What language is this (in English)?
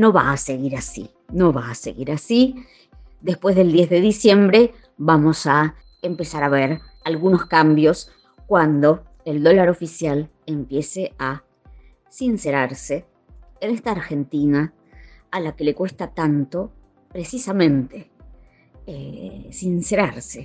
Spanish